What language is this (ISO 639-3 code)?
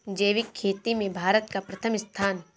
hin